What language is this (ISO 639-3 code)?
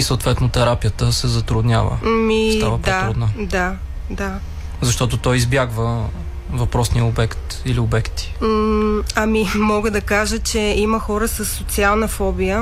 bul